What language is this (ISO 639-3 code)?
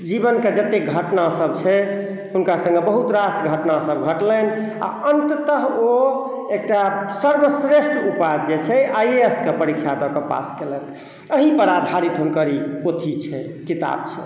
mai